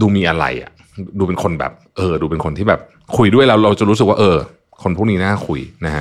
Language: Thai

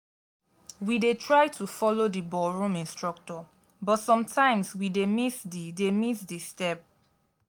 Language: Nigerian Pidgin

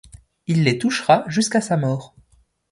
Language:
French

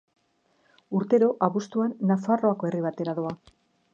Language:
Basque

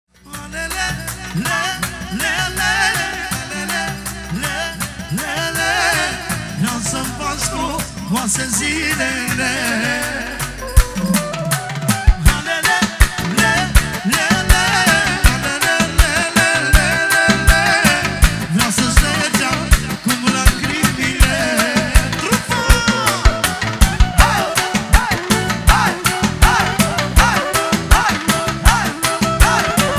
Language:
Romanian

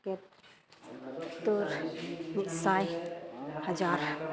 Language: Santali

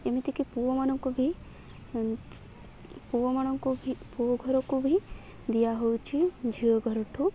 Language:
Odia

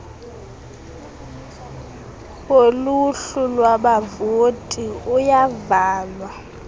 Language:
Xhosa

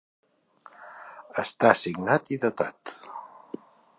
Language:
Catalan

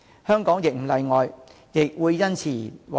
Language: Cantonese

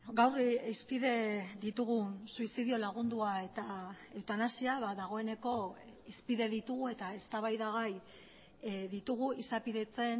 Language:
Basque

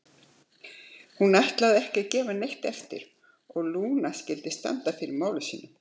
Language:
Icelandic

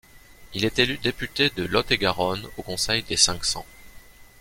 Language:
French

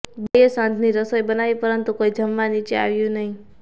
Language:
Gujarati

